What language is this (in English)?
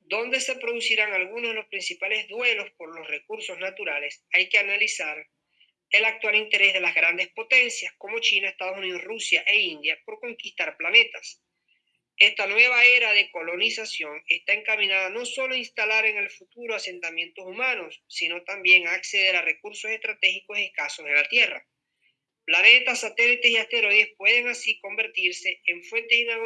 Spanish